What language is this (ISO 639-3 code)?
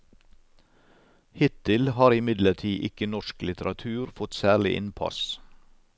nor